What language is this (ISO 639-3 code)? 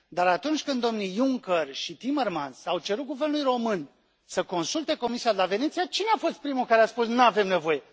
ron